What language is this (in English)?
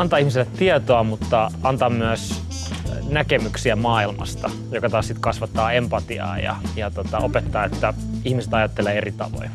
Finnish